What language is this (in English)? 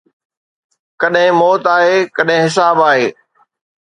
Sindhi